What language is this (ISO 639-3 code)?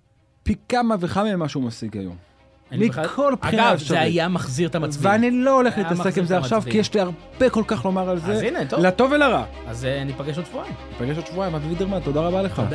heb